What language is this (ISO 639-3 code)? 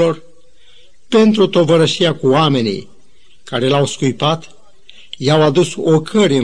ron